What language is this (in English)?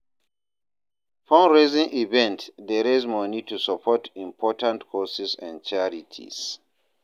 Nigerian Pidgin